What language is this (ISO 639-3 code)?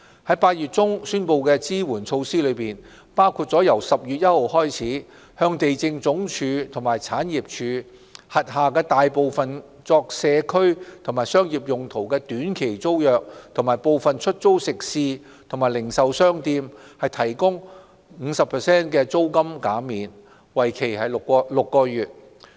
yue